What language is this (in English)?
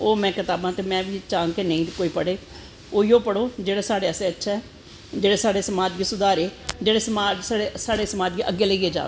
Dogri